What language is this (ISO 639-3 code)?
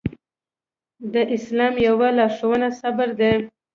pus